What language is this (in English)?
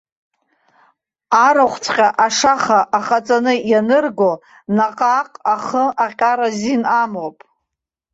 Abkhazian